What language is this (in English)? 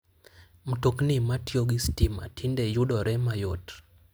Luo (Kenya and Tanzania)